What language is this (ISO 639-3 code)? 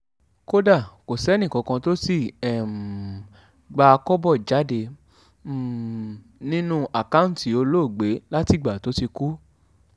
yor